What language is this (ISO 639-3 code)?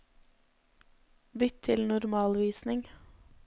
nor